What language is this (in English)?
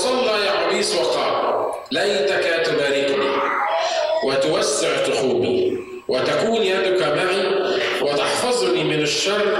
Arabic